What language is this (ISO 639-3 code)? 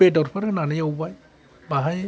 brx